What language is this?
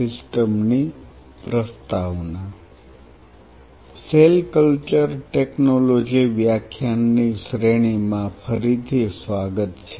Gujarati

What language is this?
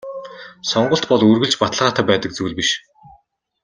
Mongolian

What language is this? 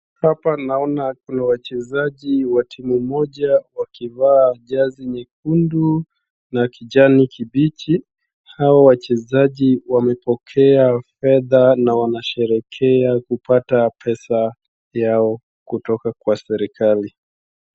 Swahili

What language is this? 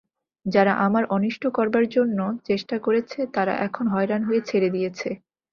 Bangla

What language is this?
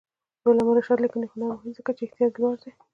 Pashto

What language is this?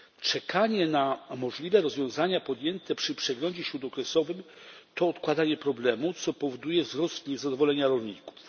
Polish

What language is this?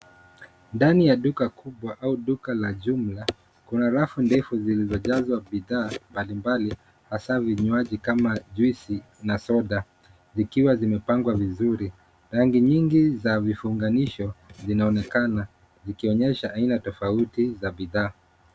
Swahili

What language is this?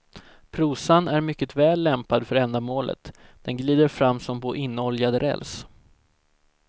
Swedish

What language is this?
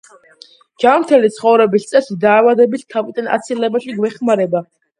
Georgian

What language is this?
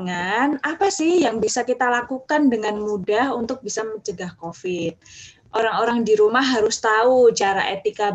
Indonesian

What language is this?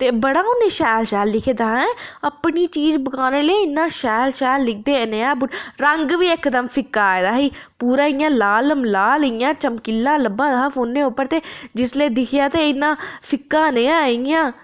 Dogri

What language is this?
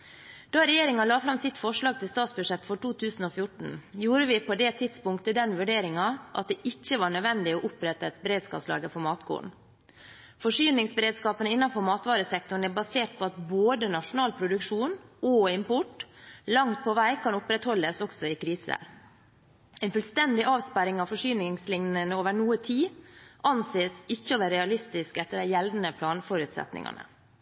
Norwegian Bokmål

